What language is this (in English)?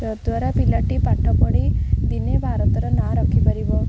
Odia